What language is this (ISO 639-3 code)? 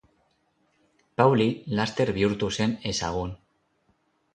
eus